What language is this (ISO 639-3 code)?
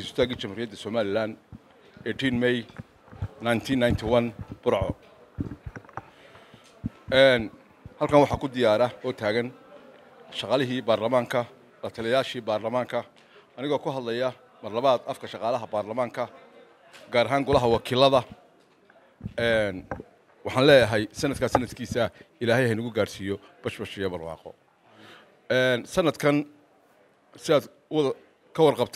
ara